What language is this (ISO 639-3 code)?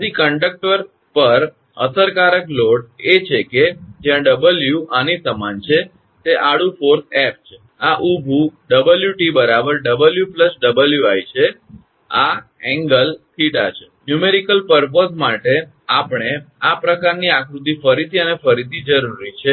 guj